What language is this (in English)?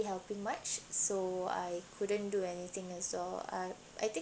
English